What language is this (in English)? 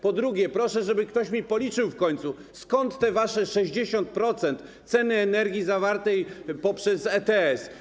Polish